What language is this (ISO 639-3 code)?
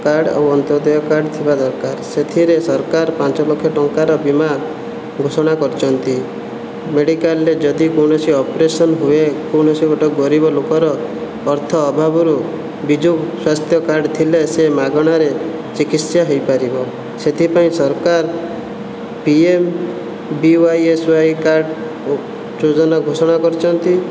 ori